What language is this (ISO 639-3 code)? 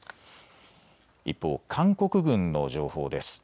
jpn